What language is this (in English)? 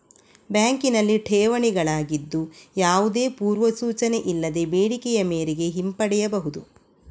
Kannada